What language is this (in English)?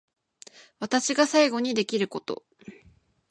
Japanese